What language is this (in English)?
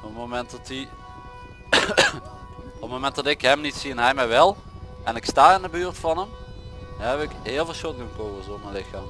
Dutch